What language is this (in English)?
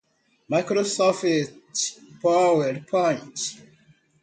Portuguese